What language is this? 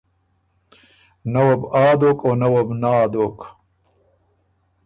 Ormuri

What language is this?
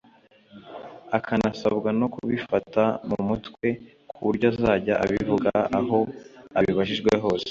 Kinyarwanda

